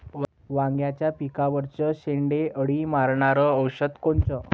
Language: Marathi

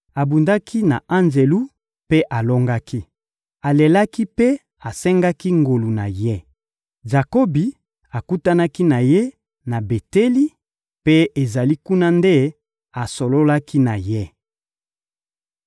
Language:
Lingala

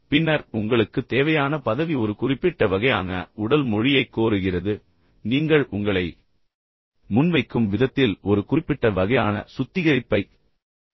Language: Tamil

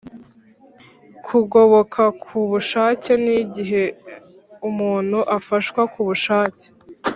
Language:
Kinyarwanda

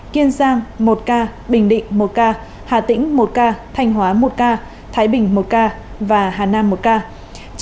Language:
Vietnamese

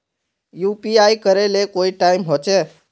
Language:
Magahi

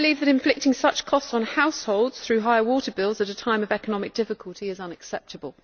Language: English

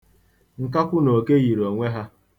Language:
Igbo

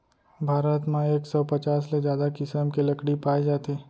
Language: Chhattisgarhi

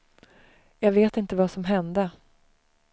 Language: Swedish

